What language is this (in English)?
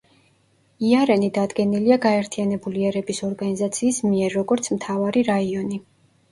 Georgian